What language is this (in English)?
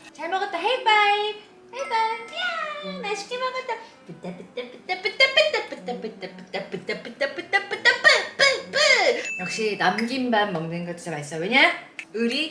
Korean